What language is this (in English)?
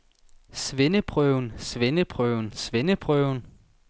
Danish